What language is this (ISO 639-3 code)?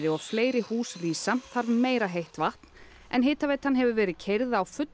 isl